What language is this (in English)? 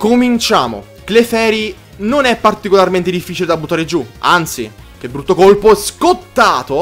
Italian